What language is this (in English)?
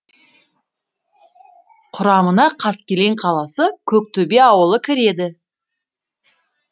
Kazakh